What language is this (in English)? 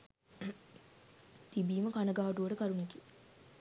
Sinhala